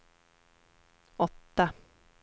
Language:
Swedish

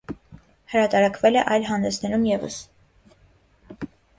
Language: Armenian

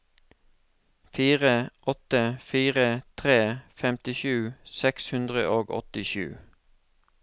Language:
Norwegian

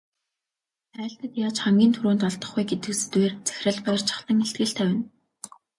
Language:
Mongolian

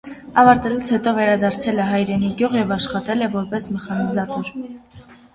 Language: Armenian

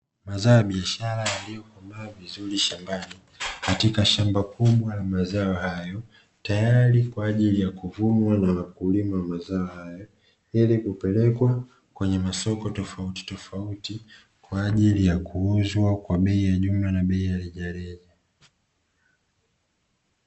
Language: Swahili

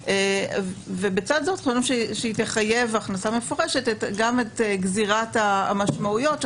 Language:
Hebrew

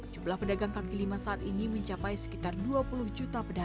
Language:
Indonesian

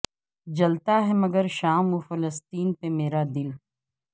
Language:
Urdu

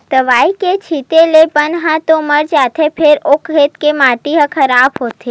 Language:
Chhattisgarhi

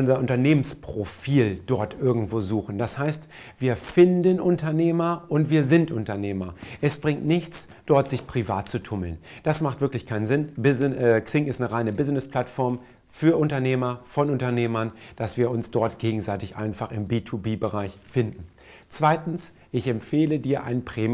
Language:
German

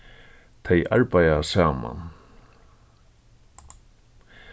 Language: Faroese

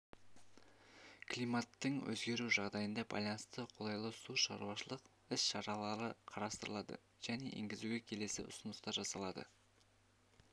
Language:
Kazakh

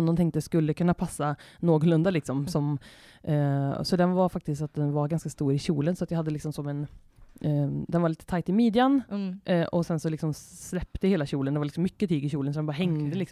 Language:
Swedish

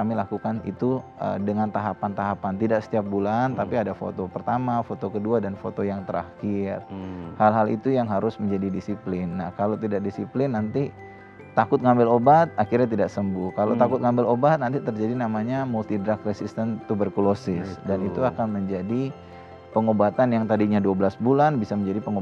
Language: Indonesian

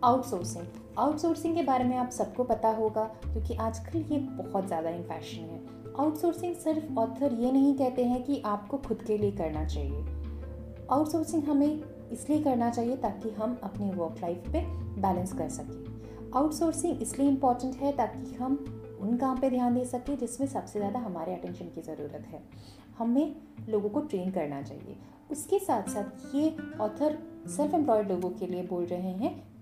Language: Hindi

